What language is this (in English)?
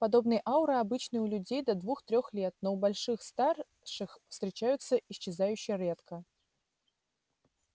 Russian